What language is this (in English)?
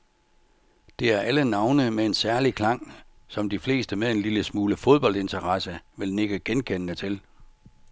Danish